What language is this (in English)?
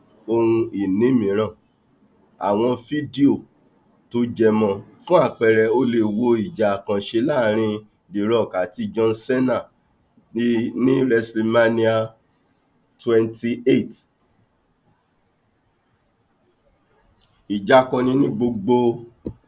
Yoruba